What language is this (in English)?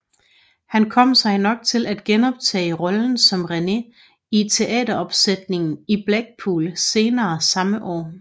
Danish